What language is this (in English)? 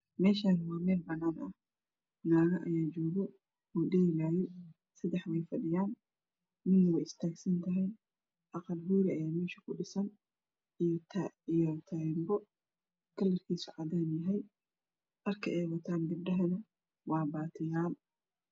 Somali